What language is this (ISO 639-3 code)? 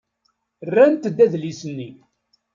kab